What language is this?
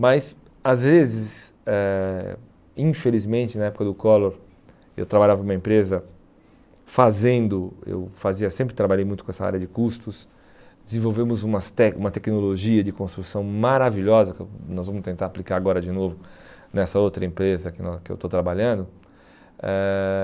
Portuguese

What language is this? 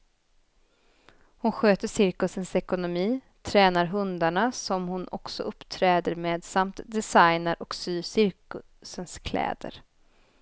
Swedish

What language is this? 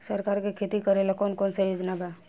Bhojpuri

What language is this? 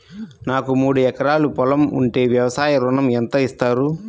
Telugu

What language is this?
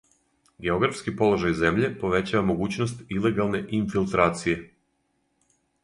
Serbian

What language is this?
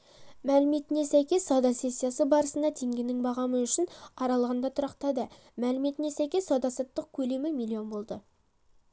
Kazakh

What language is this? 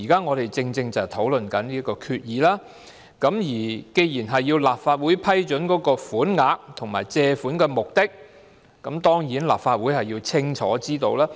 Cantonese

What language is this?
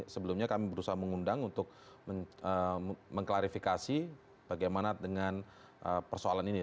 Indonesian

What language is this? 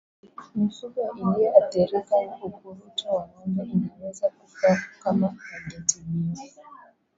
Swahili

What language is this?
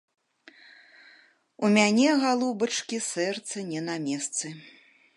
Belarusian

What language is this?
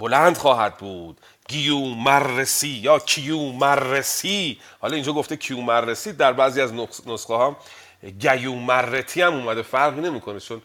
Persian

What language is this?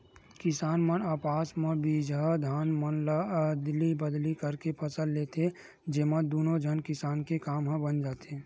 Chhattisgarhi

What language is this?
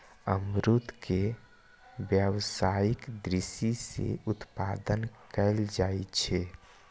Maithili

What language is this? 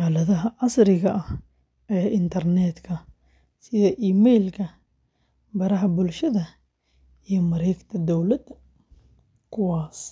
Somali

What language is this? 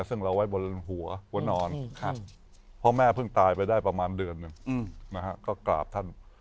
Thai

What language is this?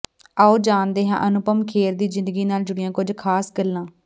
Punjabi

